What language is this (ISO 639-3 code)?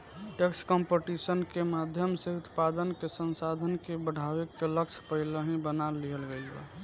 bho